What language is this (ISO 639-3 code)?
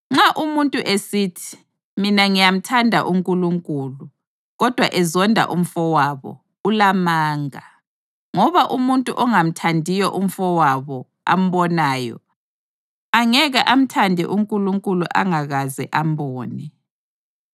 nde